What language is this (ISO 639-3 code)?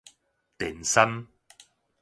nan